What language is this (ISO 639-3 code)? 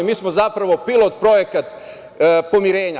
srp